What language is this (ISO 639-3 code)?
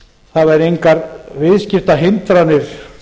isl